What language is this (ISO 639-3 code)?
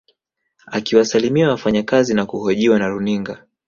swa